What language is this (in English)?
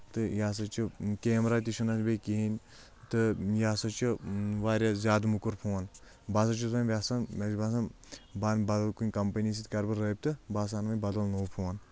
Kashmiri